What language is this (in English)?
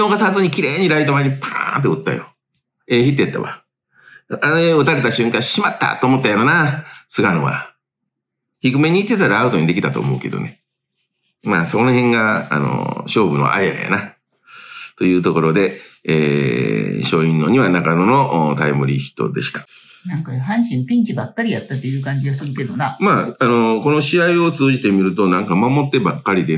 Japanese